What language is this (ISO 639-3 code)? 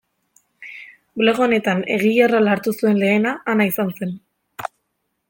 eus